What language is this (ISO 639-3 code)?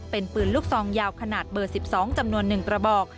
tha